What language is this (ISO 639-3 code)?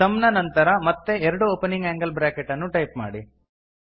kan